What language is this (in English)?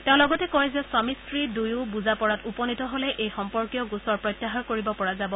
Assamese